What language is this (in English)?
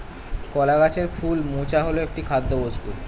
Bangla